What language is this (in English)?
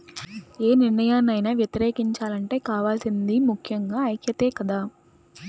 Telugu